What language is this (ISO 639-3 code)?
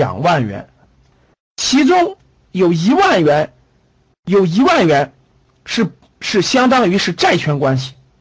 zho